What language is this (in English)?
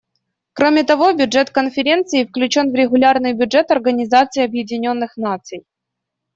Russian